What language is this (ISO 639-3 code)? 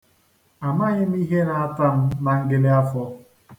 ibo